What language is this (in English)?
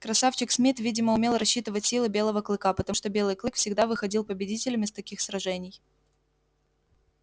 Russian